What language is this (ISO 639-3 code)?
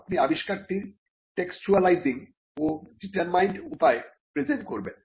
ben